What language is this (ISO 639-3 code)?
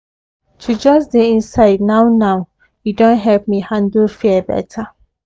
pcm